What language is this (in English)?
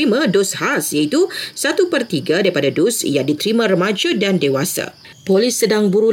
Malay